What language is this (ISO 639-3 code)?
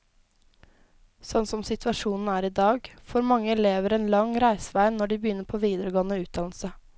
nor